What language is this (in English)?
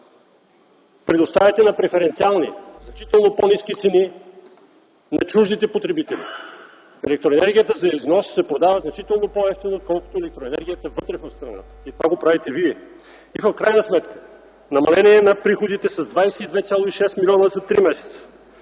Bulgarian